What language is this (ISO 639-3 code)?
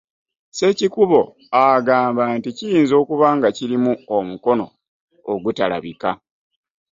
lug